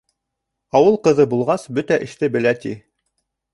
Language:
Bashkir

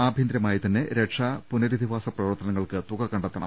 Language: Malayalam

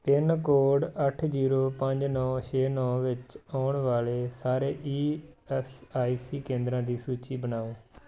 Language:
Punjabi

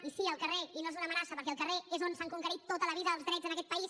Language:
Catalan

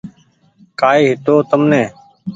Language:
Goaria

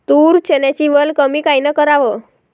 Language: Marathi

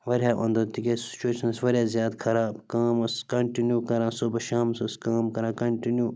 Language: Kashmiri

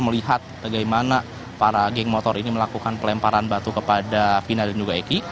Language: Indonesian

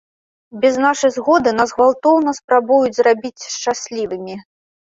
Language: Belarusian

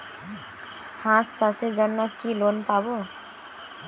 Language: Bangla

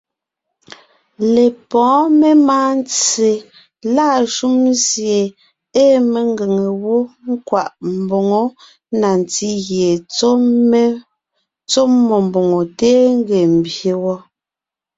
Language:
Ngiemboon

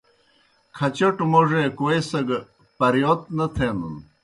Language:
Kohistani Shina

